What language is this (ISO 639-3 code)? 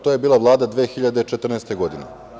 srp